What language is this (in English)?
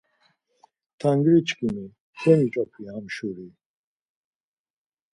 Laz